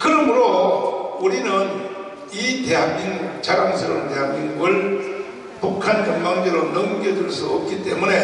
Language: Korean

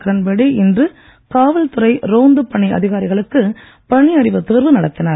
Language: Tamil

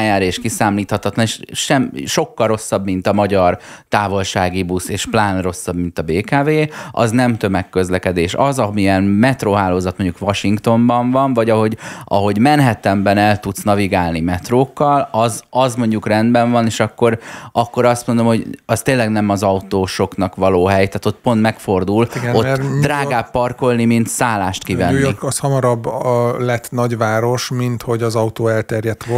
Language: Hungarian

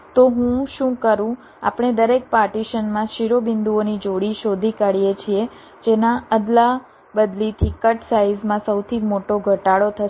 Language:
Gujarati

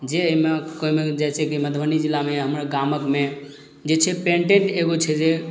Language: Maithili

